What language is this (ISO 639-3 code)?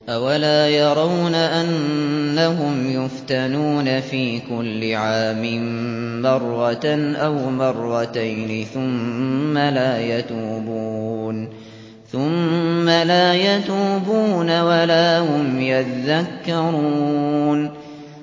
ara